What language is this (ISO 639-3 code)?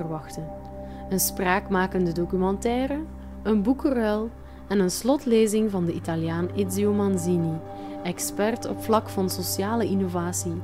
nld